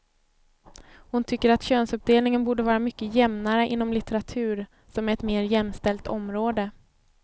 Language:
Swedish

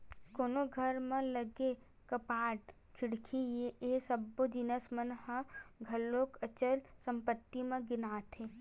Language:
Chhattisgarhi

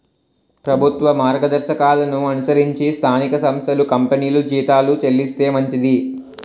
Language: Telugu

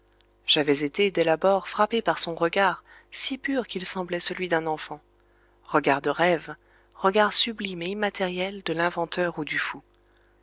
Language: French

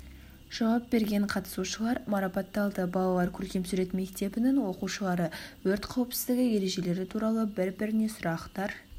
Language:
Kazakh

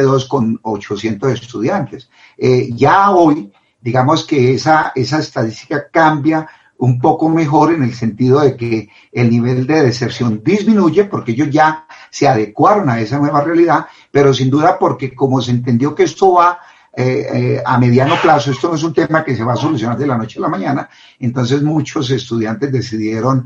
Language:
Spanish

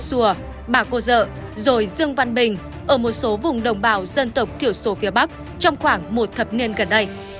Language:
Vietnamese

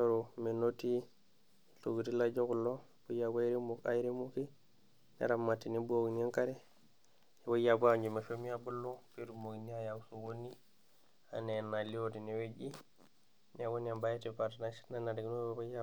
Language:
Masai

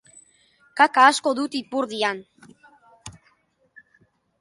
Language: Basque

